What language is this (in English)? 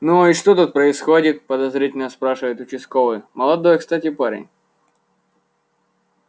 Russian